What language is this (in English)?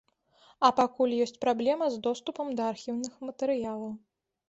Belarusian